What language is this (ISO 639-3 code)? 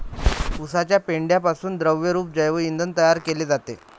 mar